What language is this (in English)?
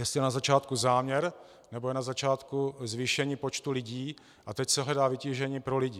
Czech